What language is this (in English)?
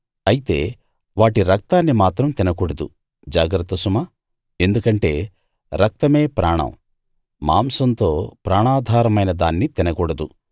Telugu